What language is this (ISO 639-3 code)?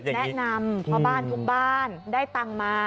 tha